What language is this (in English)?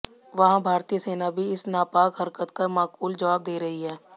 Hindi